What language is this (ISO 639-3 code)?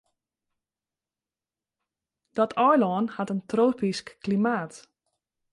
fry